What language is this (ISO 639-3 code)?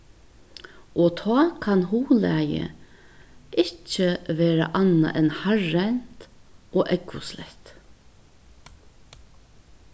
fao